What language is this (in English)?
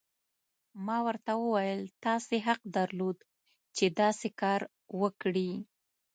Pashto